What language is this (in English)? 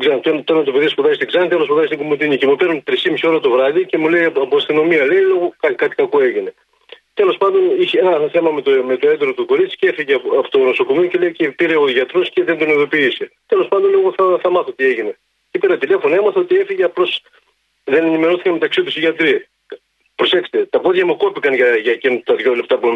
Greek